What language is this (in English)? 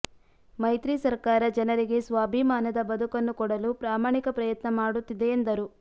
Kannada